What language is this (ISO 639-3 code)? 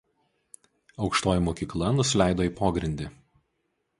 lit